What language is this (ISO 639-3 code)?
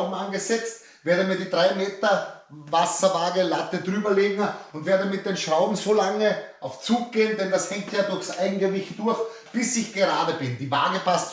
deu